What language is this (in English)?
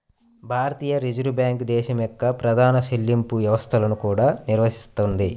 Telugu